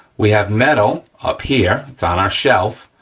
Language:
English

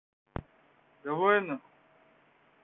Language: Russian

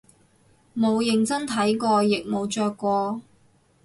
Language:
Cantonese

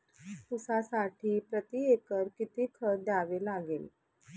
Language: Marathi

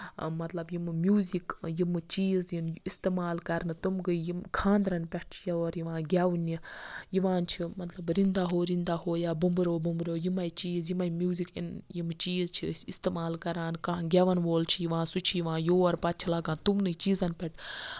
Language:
Kashmiri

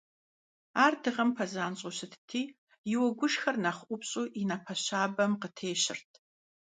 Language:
Kabardian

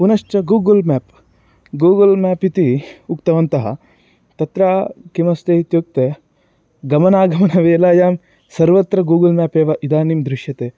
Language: Sanskrit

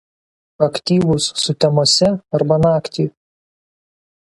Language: Lithuanian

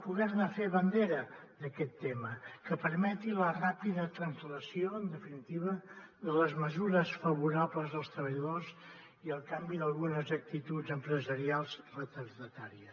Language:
Catalan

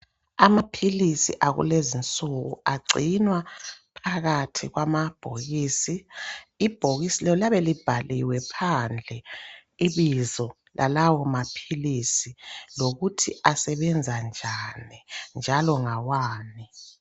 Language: North Ndebele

